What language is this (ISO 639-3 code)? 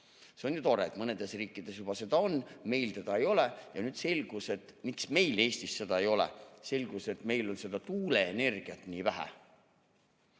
est